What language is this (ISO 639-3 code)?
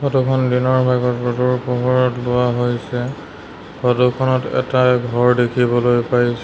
asm